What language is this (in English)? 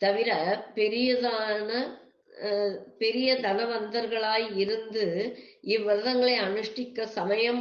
Tamil